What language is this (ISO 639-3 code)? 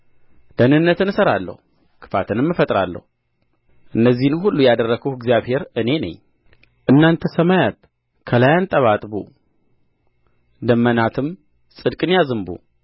amh